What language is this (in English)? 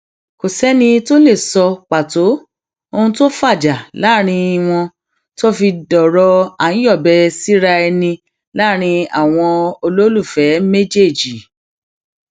Yoruba